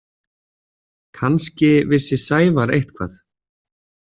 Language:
Icelandic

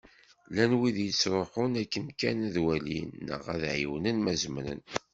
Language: Kabyle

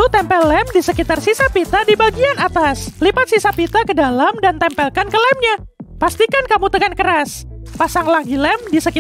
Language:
Indonesian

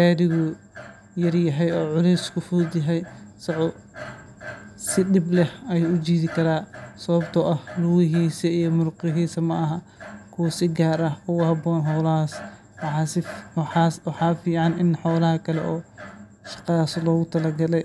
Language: Somali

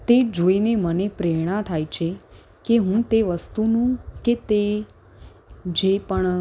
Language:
Gujarati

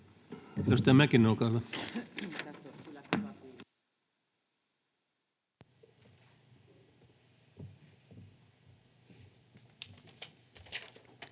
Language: Finnish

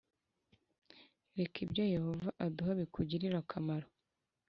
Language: Kinyarwanda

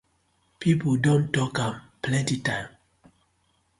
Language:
Nigerian Pidgin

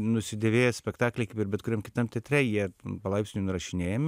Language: Lithuanian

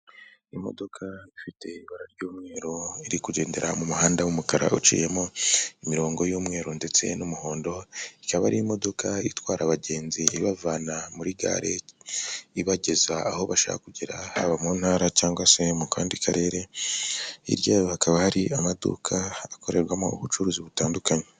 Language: Kinyarwanda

